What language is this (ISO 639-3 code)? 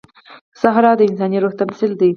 pus